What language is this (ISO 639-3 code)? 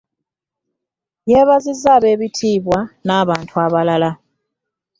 lug